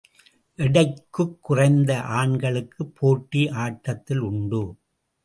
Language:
Tamil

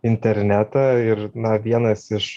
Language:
Lithuanian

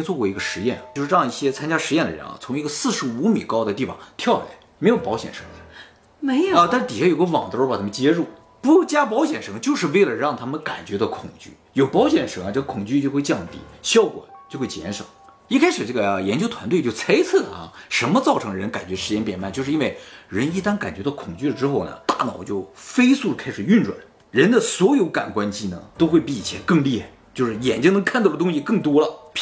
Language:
Chinese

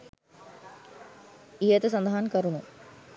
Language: Sinhala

